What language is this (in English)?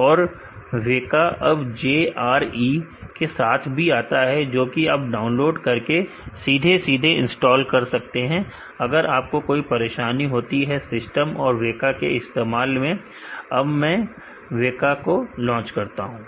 Hindi